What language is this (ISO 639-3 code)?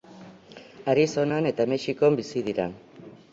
eus